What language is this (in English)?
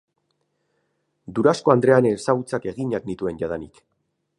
Basque